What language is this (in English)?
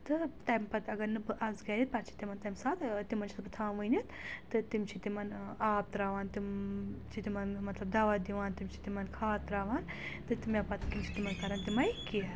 Kashmiri